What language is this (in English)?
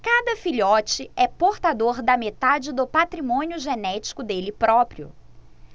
Portuguese